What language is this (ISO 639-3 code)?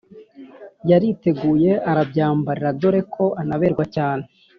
kin